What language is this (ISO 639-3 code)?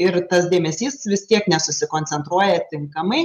lit